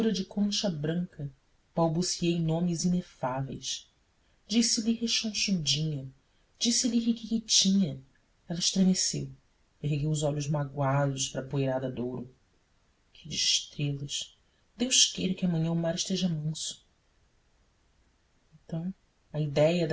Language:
Portuguese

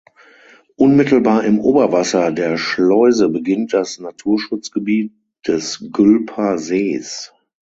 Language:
German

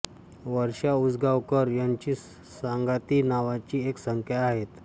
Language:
Marathi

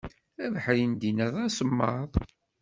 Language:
Kabyle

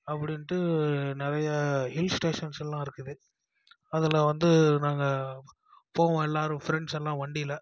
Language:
Tamil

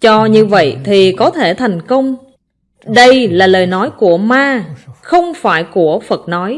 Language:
Vietnamese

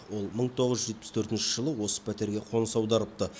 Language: Kazakh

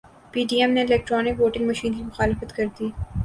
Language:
Urdu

